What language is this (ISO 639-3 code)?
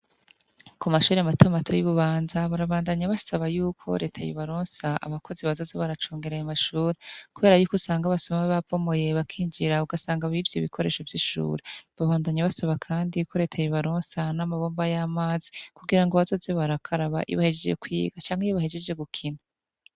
run